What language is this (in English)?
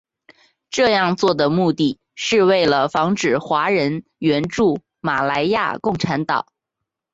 Chinese